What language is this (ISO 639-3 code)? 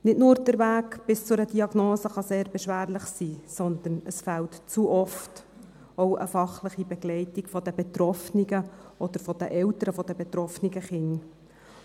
gsw